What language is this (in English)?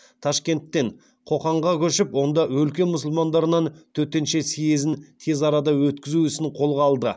Kazakh